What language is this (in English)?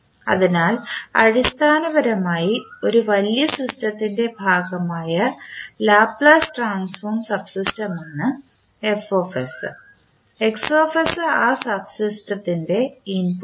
Malayalam